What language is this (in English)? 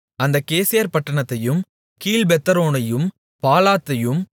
Tamil